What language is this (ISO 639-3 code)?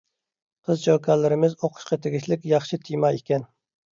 uig